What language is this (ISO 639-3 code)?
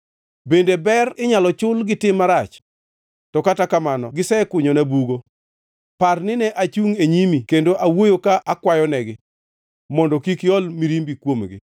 luo